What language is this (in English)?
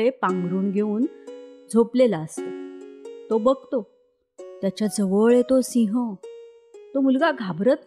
Marathi